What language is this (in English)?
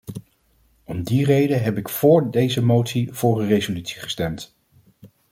Dutch